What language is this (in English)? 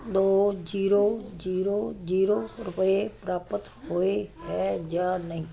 Punjabi